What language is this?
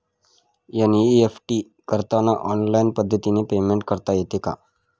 Marathi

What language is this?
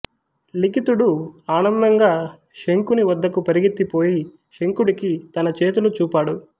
Telugu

